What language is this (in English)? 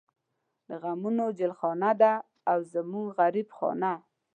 Pashto